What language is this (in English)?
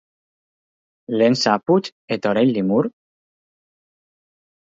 Basque